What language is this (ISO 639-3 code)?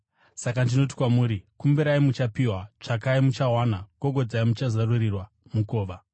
sna